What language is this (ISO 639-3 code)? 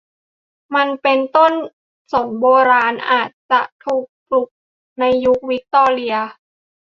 tha